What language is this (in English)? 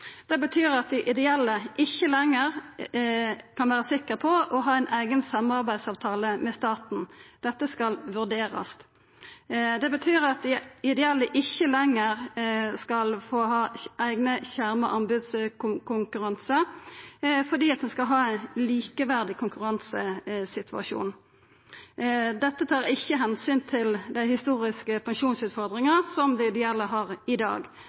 Norwegian Nynorsk